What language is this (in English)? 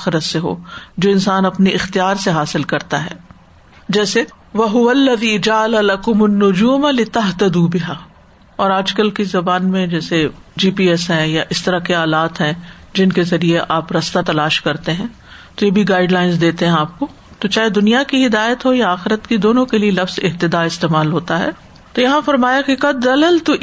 Urdu